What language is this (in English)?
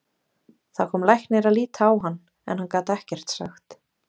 Icelandic